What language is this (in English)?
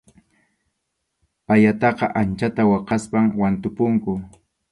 Arequipa-La Unión Quechua